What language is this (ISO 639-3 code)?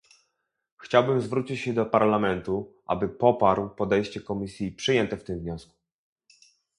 pol